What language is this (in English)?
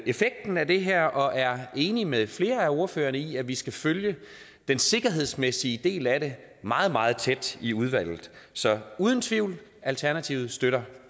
Danish